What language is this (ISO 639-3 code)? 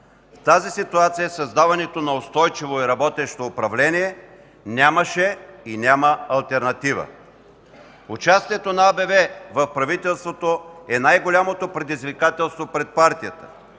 bul